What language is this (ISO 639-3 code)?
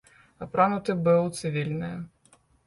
bel